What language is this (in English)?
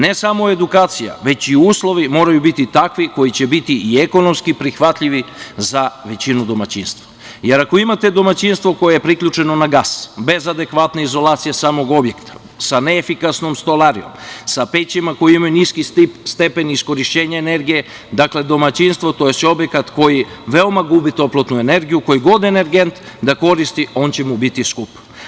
Serbian